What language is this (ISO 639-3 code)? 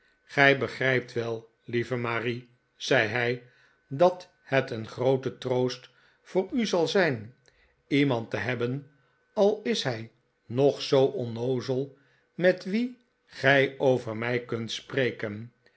nld